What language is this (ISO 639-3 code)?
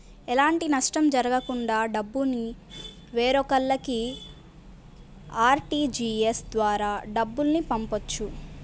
tel